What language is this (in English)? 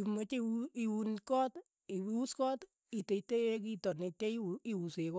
Keiyo